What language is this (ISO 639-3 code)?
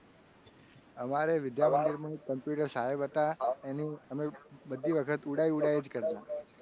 guj